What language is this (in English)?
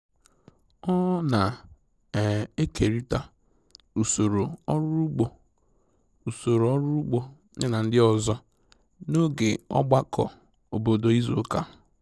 Igbo